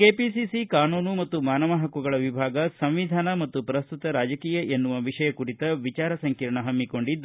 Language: Kannada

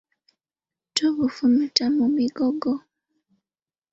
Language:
Ganda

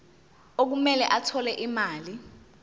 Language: Zulu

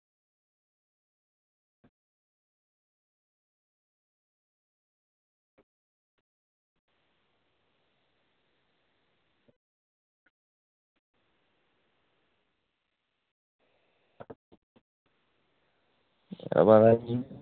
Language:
Dogri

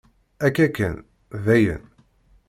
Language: Kabyle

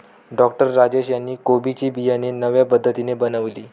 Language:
Marathi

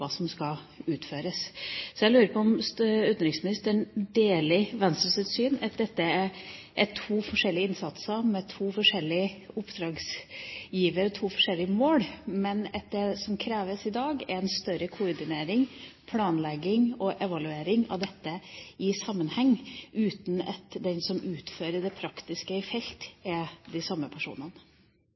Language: Norwegian Bokmål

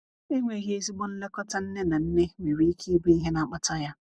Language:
Igbo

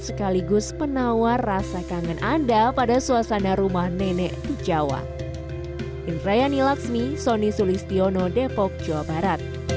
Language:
Indonesian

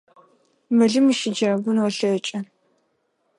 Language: Adyghe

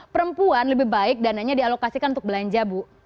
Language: Indonesian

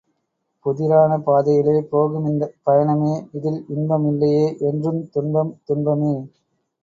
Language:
Tamil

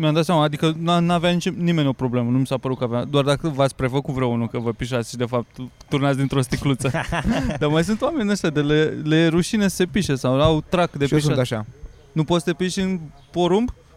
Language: Romanian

